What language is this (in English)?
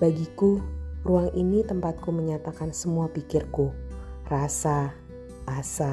Indonesian